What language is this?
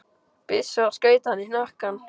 Icelandic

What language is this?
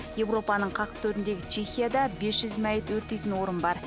Kazakh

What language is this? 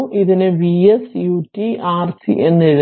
Malayalam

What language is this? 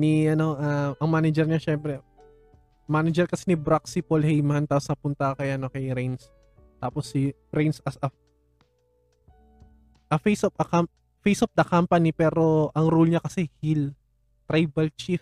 Filipino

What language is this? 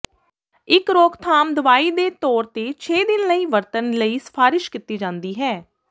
Punjabi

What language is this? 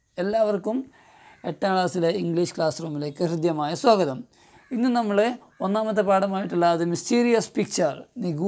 Turkish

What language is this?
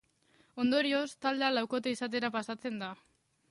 Basque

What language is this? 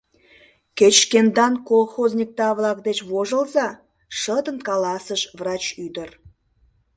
Mari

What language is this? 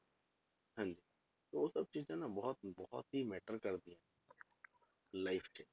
Punjabi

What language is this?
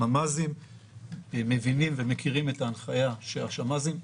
Hebrew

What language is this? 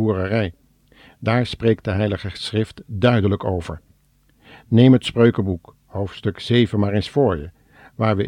Dutch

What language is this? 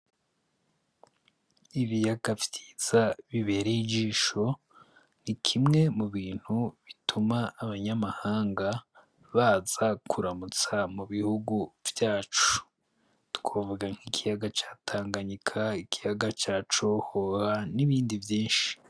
Rundi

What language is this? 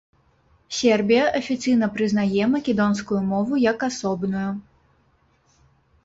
Belarusian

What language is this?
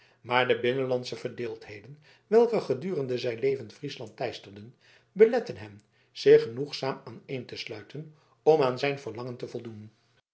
Dutch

